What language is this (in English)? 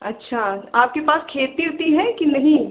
Hindi